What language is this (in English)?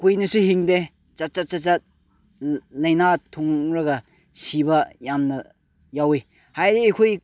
Manipuri